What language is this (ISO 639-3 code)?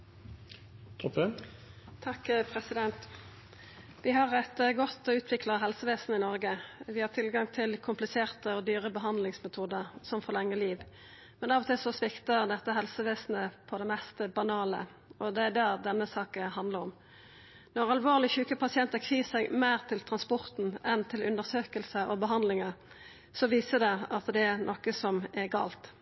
nno